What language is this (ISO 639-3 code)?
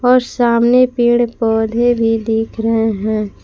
hin